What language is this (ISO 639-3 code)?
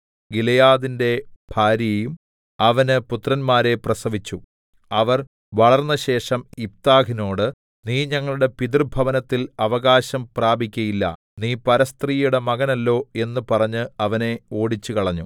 mal